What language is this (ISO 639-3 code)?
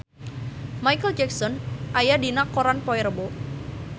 sun